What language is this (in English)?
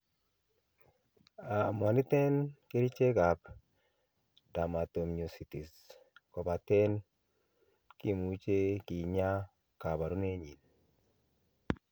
Kalenjin